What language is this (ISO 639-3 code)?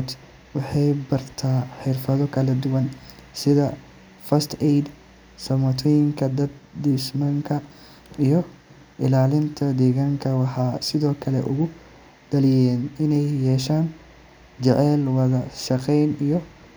som